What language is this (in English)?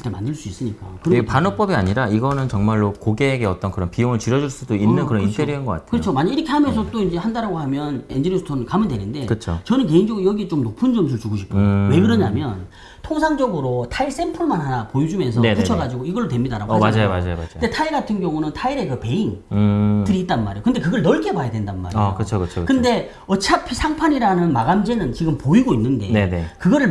Korean